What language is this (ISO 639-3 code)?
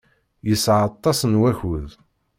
kab